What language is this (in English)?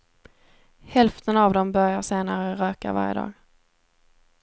Swedish